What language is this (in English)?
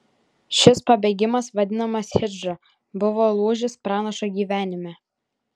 Lithuanian